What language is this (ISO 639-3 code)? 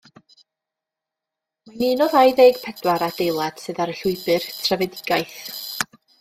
cym